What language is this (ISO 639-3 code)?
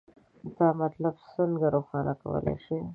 pus